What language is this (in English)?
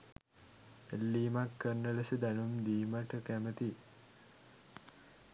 Sinhala